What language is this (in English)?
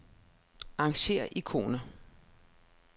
Danish